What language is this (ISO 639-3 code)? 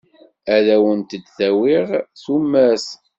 kab